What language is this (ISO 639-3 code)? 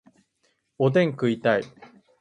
jpn